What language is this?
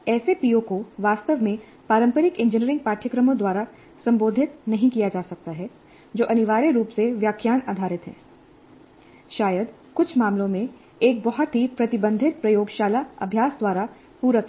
Hindi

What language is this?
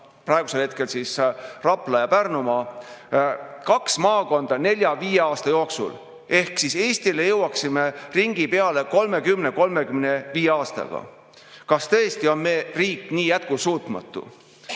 Estonian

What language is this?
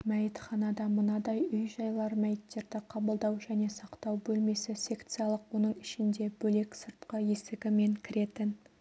Kazakh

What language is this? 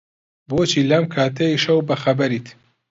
Central Kurdish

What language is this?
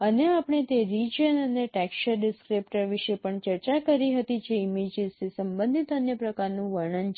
Gujarati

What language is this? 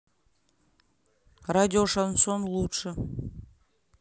Russian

